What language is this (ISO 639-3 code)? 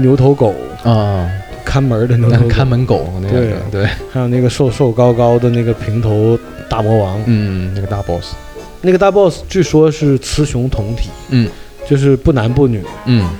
zho